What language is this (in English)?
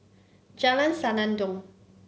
English